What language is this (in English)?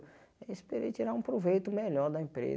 Portuguese